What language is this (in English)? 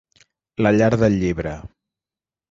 Catalan